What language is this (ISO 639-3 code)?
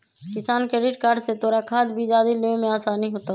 mag